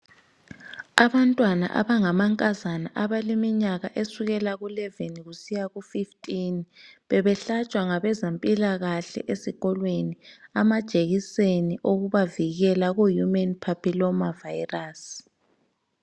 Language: North Ndebele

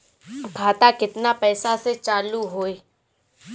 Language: Bhojpuri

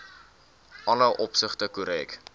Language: Afrikaans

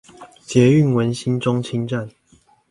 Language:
Chinese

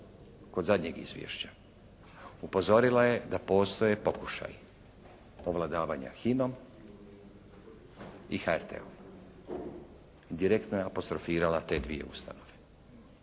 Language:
Croatian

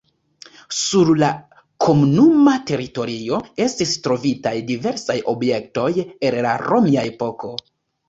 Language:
Esperanto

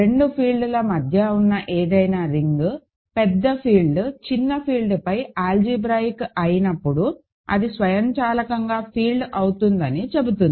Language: Telugu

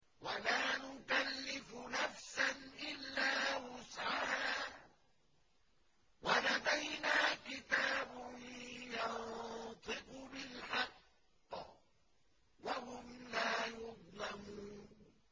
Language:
Arabic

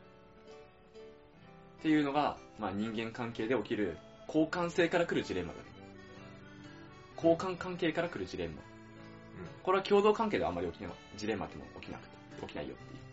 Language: Japanese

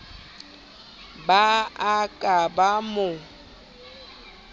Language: Southern Sotho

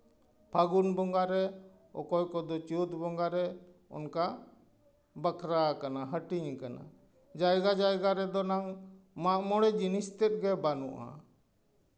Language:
Santali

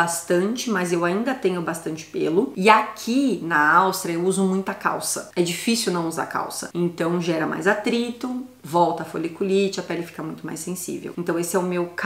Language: Portuguese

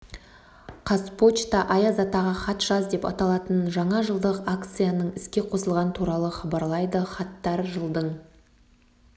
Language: Kazakh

